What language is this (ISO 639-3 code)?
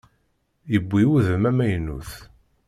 kab